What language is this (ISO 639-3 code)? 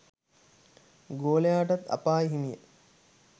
sin